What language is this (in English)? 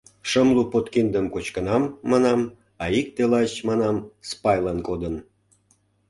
Mari